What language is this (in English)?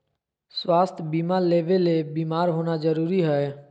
Magahi